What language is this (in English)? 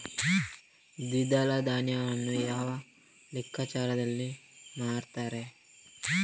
Kannada